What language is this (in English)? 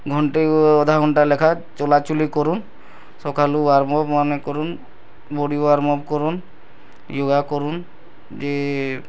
Odia